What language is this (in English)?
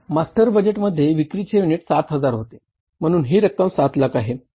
Marathi